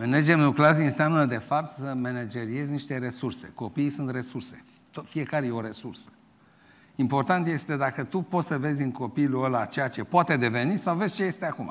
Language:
Romanian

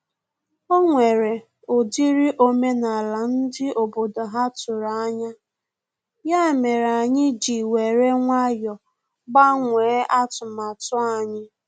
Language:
Igbo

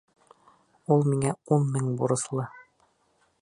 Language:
Bashkir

